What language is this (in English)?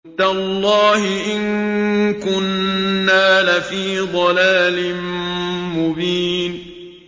Arabic